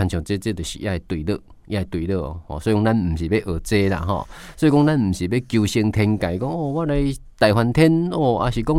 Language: Chinese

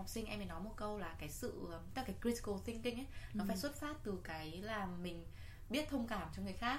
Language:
Vietnamese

